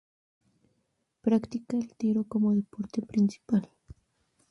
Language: Spanish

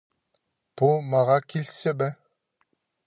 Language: Khakas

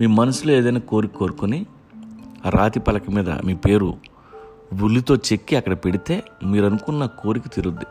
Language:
Telugu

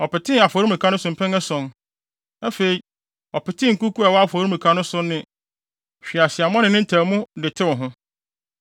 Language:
Akan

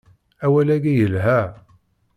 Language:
Kabyle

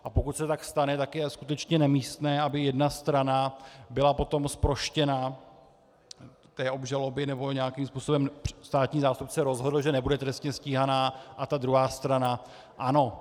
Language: Czech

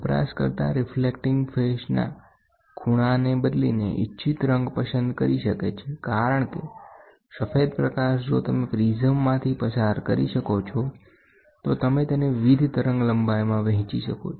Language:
Gujarati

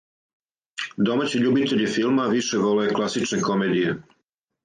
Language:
Serbian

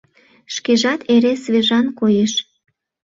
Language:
Mari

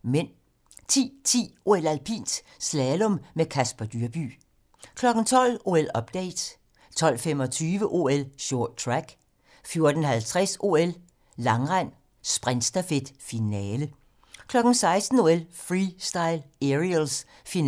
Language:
Danish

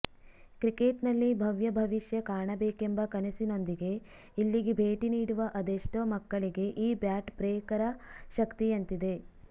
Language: Kannada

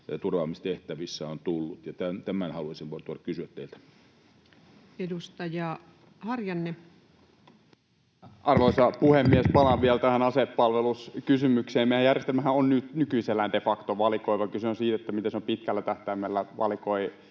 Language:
Finnish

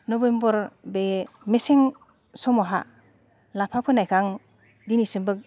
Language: Bodo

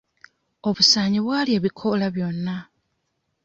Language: Ganda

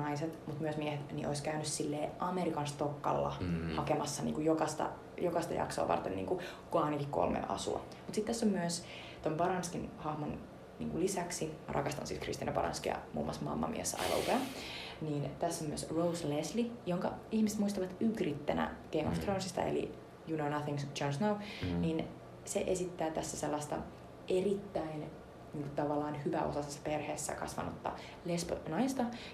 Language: Finnish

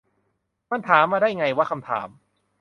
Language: Thai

